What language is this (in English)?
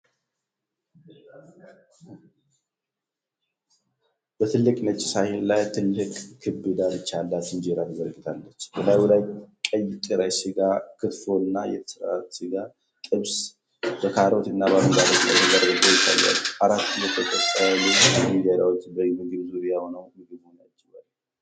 Amharic